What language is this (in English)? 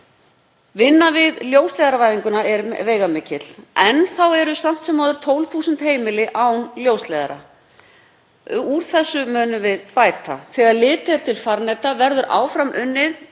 Icelandic